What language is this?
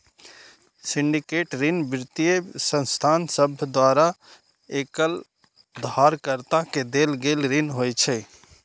Maithili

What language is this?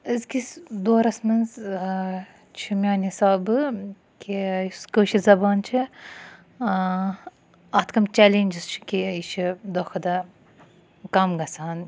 Kashmiri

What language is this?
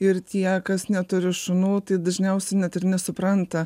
Lithuanian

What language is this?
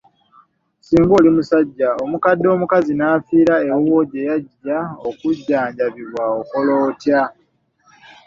Ganda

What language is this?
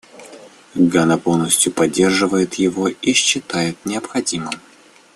Russian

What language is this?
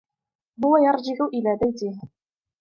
Arabic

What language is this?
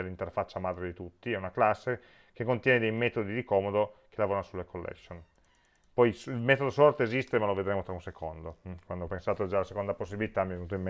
Italian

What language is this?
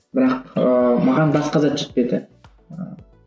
Kazakh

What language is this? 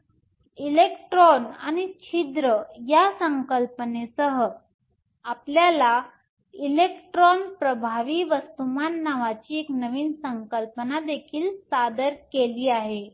Marathi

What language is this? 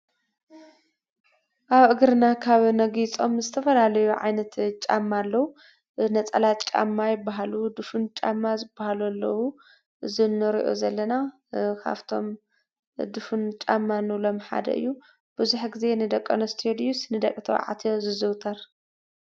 Tigrinya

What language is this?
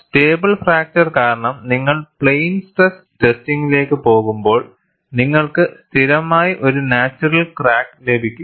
Malayalam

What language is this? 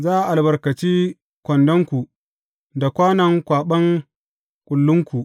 Hausa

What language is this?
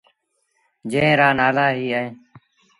Sindhi Bhil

